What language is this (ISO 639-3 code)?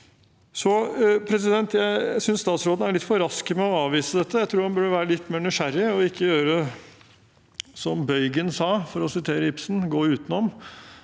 nor